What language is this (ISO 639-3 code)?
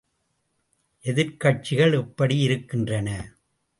tam